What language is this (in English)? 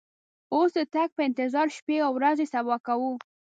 Pashto